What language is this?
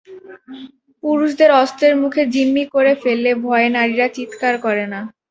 Bangla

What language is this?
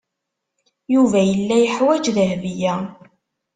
Kabyle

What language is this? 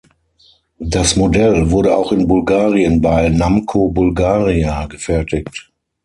German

